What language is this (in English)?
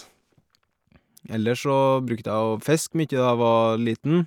Norwegian